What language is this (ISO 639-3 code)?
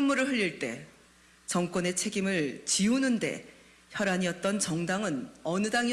kor